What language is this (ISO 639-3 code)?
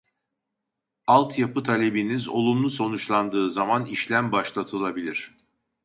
tur